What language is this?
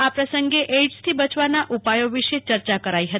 Gujarati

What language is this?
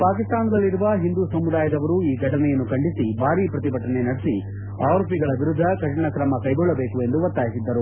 Kannada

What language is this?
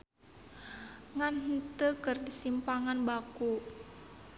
Sundanese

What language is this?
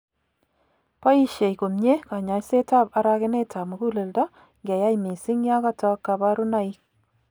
Kalenjin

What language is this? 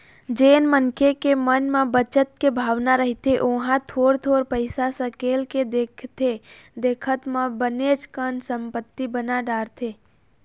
Chhattisgarhi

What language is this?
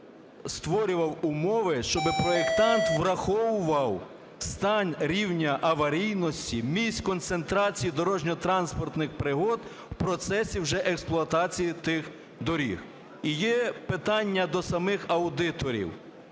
Ukrainian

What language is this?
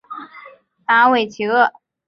Chinese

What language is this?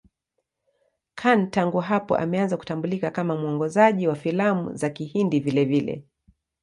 Swahili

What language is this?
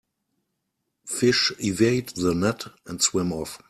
English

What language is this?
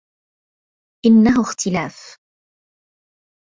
Arabic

